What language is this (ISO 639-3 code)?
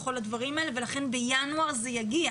heb